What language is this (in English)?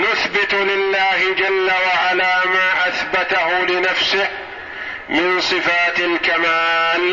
Arabic